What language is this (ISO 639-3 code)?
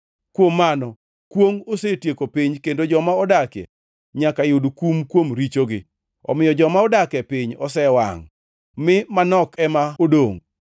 luo